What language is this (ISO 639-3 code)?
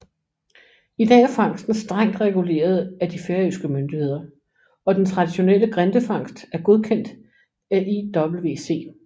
dan